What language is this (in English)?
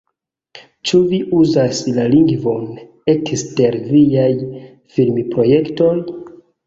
Esperanto